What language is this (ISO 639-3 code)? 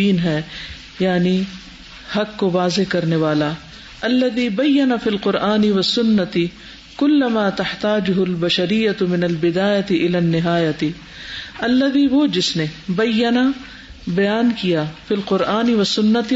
urd